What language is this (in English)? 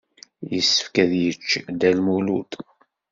Kabyle